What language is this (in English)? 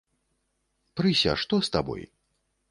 Belarusian